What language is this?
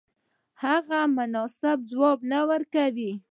Pashto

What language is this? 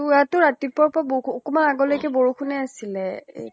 Assamese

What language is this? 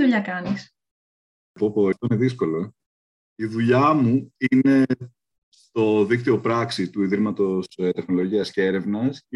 Greek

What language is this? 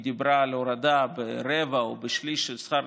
Hebrew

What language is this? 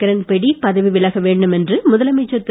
Tamil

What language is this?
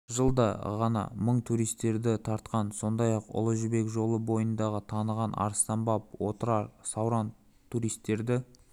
Kazakh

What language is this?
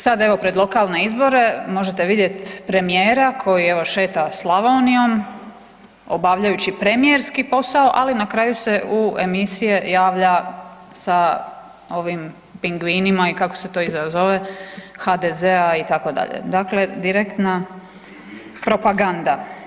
Croatian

